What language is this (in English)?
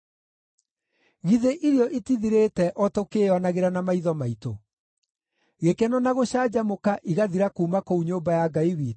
Kikuyu